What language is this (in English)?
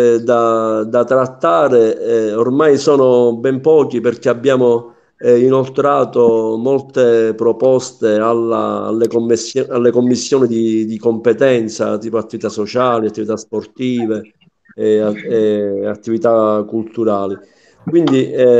Italian